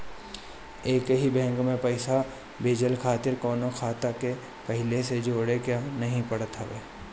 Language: Bhojpuri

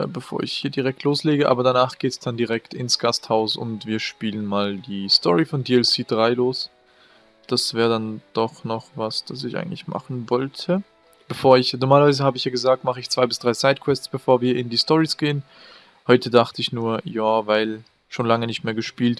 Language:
German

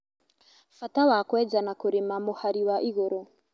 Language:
Kikuyu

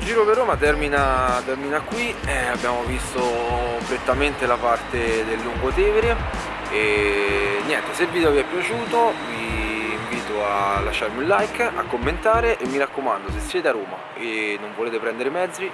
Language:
Italian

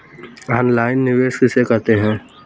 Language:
Hindi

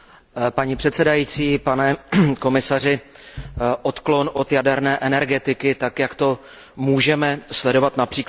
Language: Czech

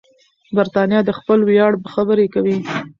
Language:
Pashto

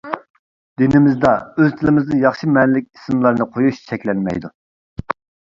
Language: Uyghur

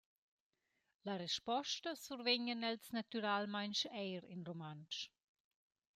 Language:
Romansh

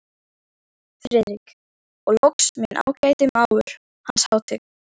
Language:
Icelandic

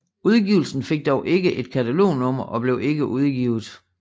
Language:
Danish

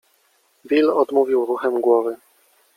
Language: Polish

